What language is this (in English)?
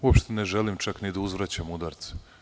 Serbian